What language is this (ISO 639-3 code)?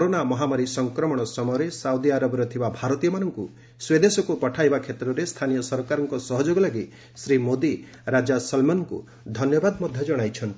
ori